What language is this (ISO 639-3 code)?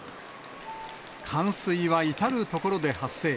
jpn